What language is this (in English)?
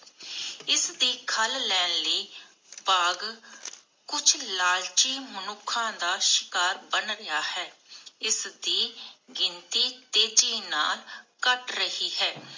Punjabi